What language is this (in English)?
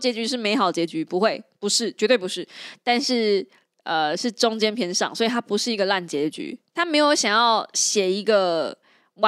Chinese